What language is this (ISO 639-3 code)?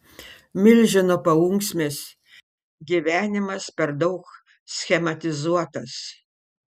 lit